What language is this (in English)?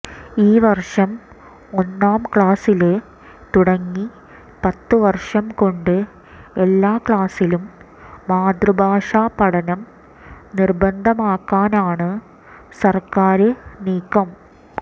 Malayalam